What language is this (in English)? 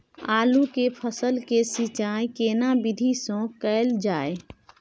Maithili